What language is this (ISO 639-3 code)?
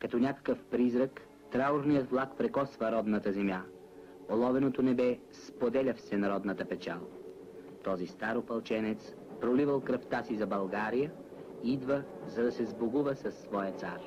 bul